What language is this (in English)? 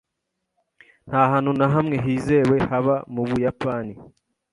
Kinyarwanda